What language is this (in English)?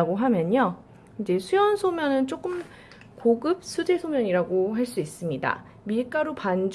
Korean